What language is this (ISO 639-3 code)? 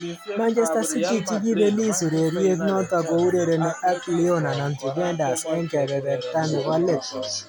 kln